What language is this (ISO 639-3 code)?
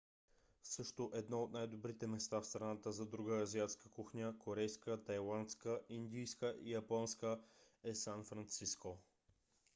bul